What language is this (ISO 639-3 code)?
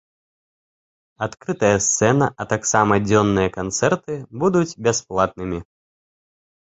bel